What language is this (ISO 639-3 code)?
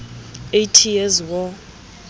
sot